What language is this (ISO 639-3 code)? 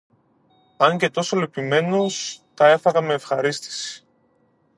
ell